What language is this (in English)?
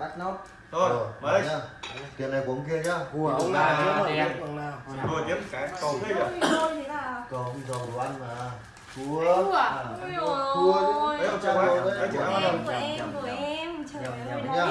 Vietnamese